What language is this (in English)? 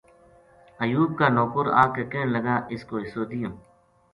Gujari